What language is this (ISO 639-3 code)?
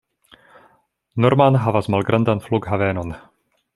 epo